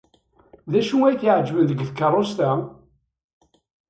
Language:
Kabyle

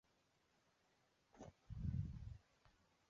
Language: Chinese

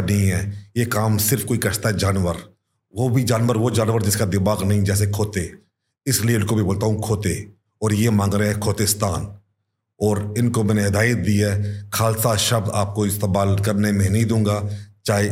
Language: Hindi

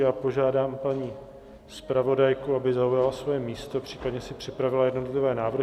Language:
Czech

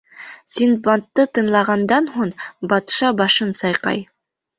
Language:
Bashkir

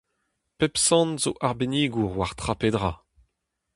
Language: Breton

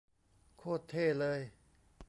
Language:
Thai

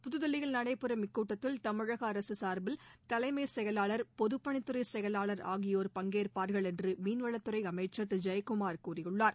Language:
Tamil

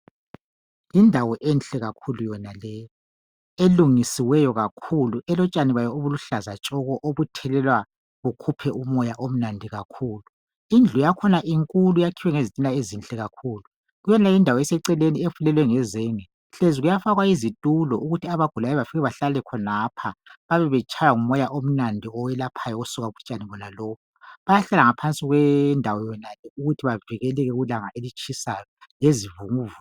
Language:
North Ndebele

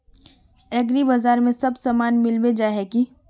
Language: Magahi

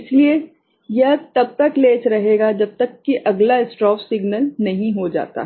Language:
Hindi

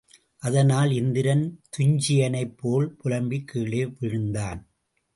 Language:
Tamil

